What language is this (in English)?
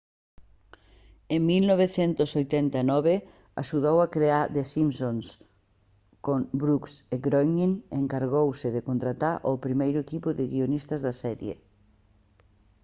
Galician